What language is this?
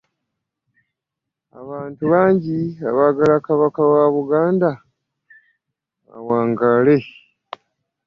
Ganda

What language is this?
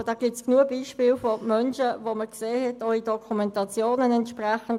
Swiss German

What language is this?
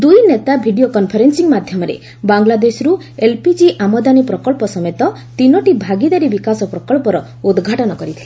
Odia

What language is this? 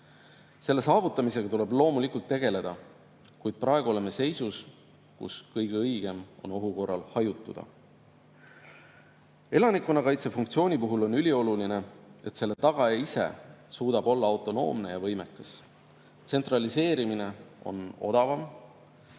Estonian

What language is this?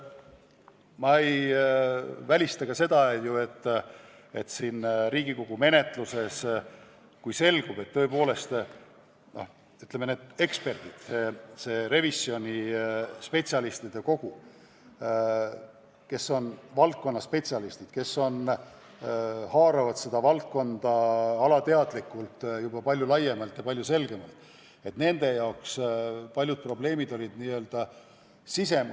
Estonian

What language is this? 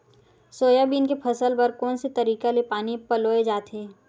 Chhattisgarhi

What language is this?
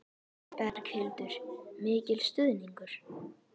Icelandic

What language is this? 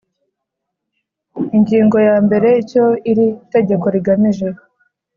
Kinyarwanda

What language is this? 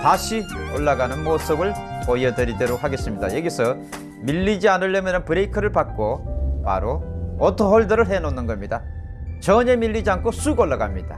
Korean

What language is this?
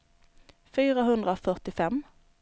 Swedish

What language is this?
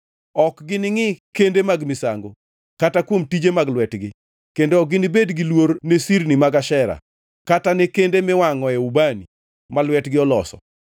Luo (Kenya and Tanzania)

